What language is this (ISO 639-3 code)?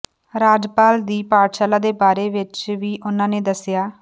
pan